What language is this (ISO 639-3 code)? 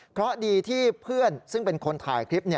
tha